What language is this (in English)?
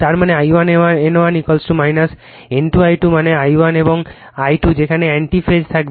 Bangla